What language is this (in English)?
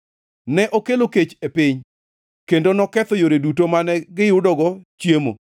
Luo (Kenya and Tanzania)